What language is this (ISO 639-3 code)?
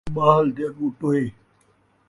skr